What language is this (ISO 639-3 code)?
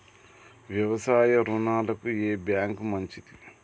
tel